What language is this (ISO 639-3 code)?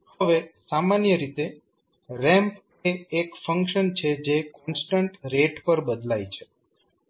guj